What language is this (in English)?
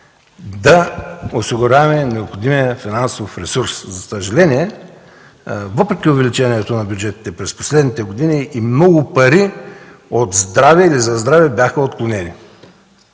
Bulgarian